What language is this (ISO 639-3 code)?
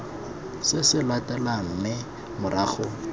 tsn